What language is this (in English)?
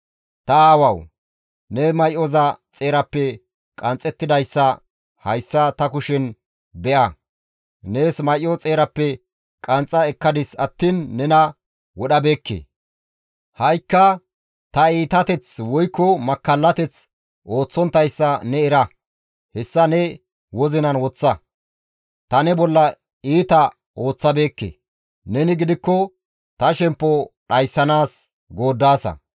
Gamo